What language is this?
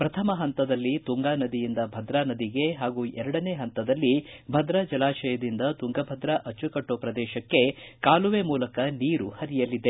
Kannada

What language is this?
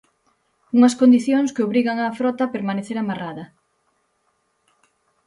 Galician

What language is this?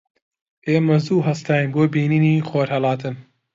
Central Kurdish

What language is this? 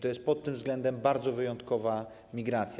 Polish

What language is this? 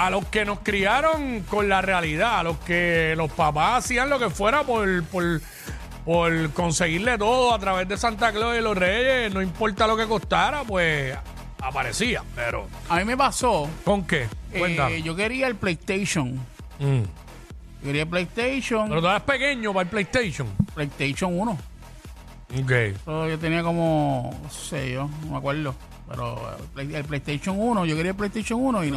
Spanish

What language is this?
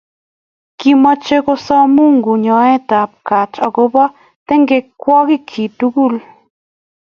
Kalenjin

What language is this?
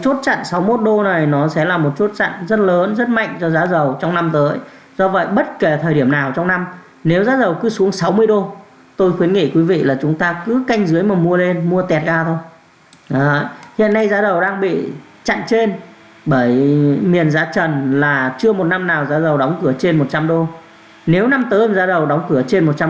Vietnamese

